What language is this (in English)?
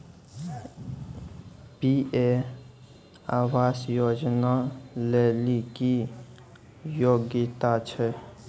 Maithili